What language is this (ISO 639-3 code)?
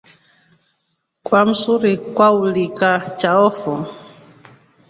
rof